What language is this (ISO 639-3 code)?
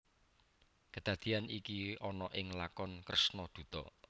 jav